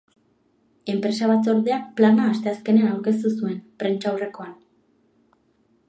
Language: Basque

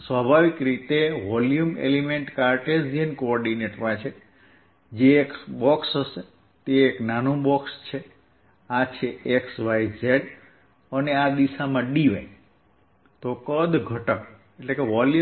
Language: Gujarati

